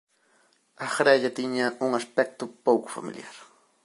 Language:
Galician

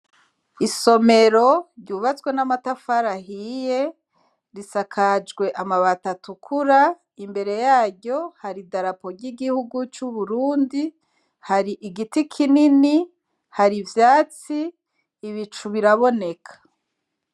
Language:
Rundi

